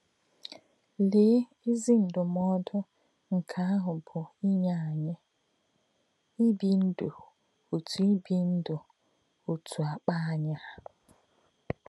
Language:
Igbo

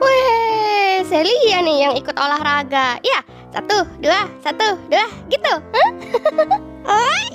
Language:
Indonesian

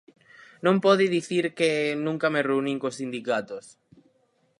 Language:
Galician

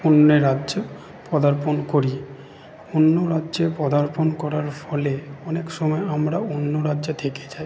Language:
Bangla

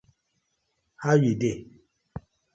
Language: Nigerian Pidgin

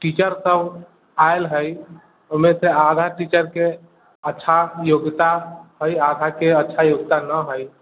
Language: Maithili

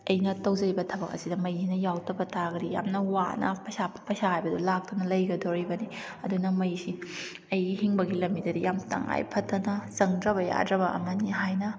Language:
Manipuri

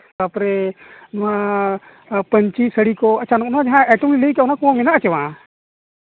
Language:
Santali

